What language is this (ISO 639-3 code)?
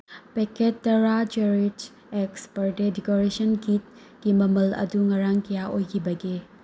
mni